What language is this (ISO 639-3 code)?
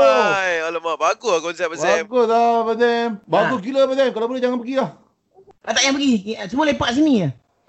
msa